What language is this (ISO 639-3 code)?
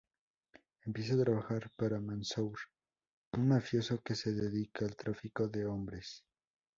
spa